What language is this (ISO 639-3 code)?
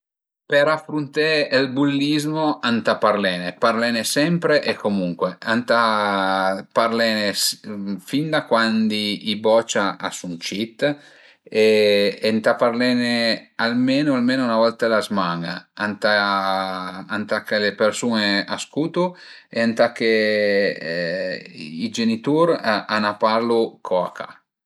pms